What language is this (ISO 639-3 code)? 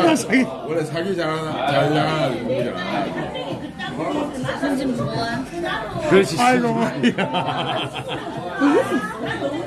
kor